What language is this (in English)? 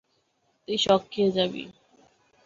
Bangla